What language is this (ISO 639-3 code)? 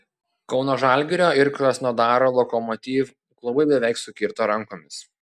lit